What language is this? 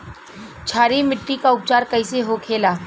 Bhojpuri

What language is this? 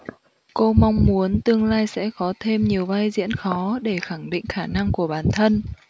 Vietnamese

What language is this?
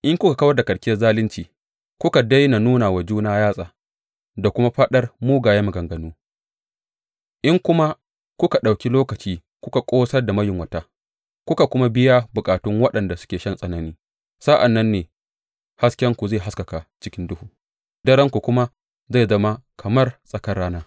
Hausa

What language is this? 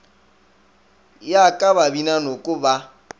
Northern Sotho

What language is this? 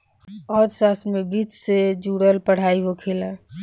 Bhojpuri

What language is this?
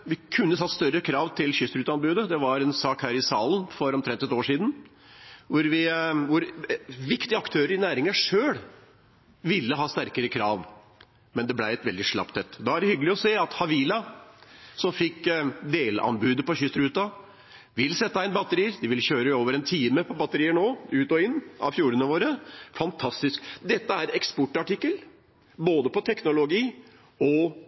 Norwegian Bokmål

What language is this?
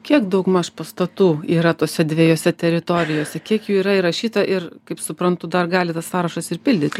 Lithuanian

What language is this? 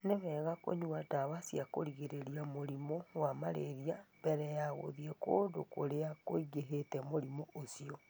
Kikuyu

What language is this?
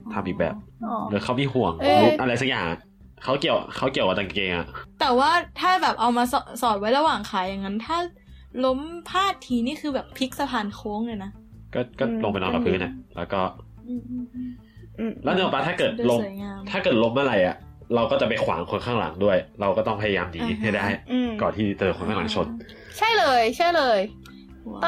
Thai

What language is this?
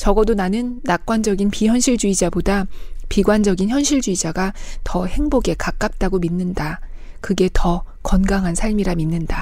Korean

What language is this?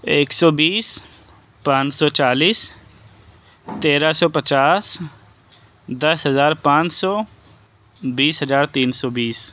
Urdu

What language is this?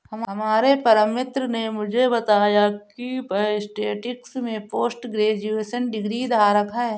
Hindi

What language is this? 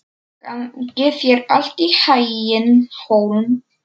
Icelandic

